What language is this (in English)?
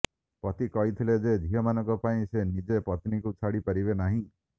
Odia